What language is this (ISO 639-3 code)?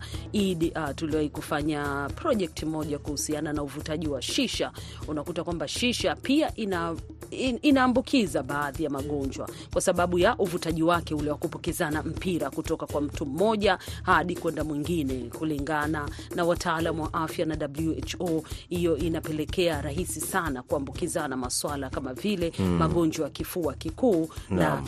swa